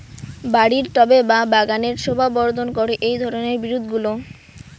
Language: Bangla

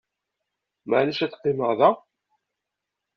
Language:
Kabyle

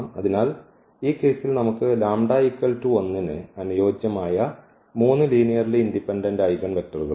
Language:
Malayalam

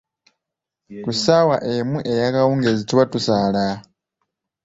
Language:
Ganda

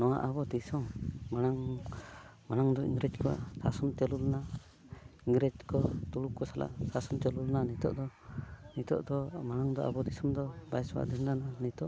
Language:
Santali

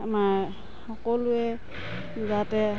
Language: Assamese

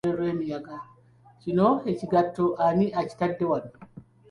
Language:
Ganda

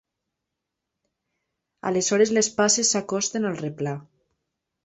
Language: Catalan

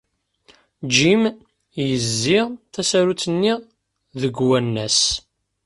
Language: Kabyle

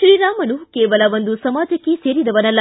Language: Kannada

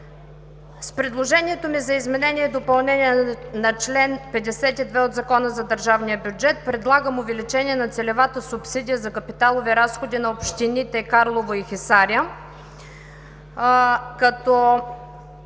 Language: Bulgarian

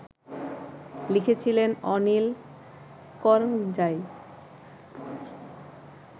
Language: Bangla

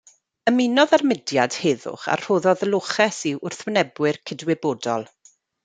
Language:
Welsh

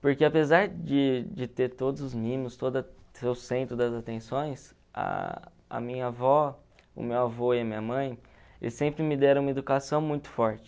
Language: Portuguese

